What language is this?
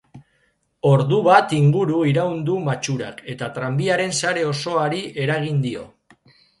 Basque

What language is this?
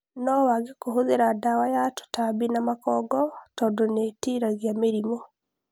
Kikuyu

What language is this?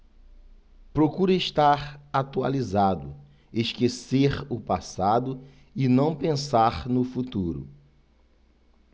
Portuguese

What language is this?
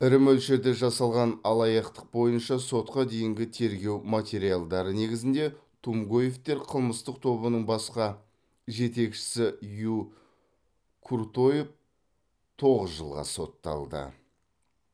Kazakh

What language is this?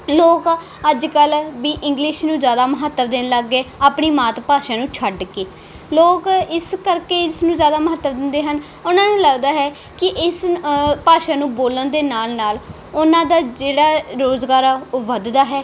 Punjabi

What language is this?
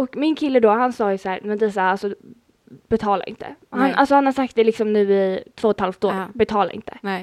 Swedish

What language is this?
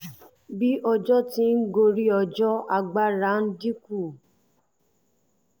Yoruba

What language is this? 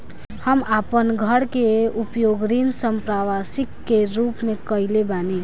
Bhojpuri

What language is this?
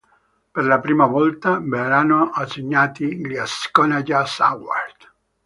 Italian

